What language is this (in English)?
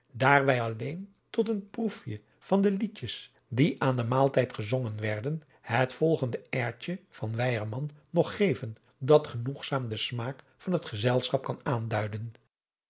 Dutch